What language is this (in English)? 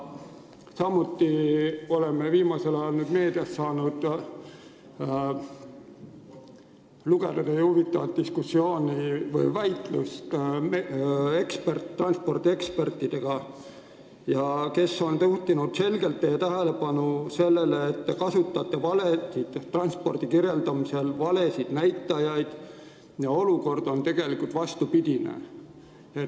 Estonian